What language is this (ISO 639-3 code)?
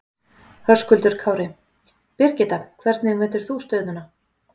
isl